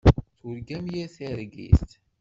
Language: Kabyle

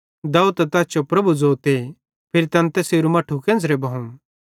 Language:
Bhadrawahi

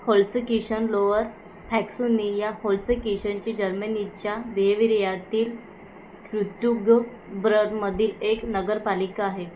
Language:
Marathi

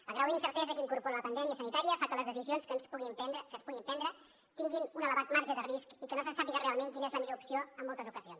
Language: Catalan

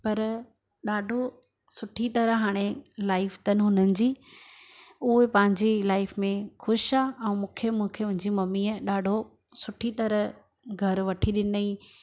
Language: Sindhi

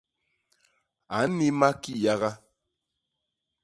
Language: Basaa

